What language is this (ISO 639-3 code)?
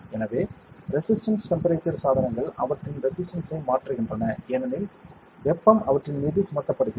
tam